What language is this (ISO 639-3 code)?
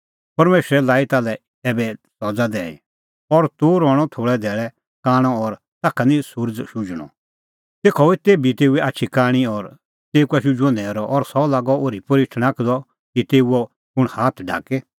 kfx